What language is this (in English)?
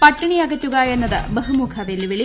Malayalam